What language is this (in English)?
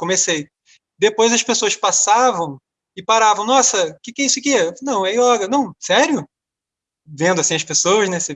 Portuguese